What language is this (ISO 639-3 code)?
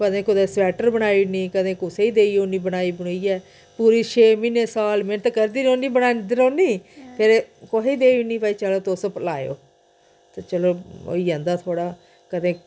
doi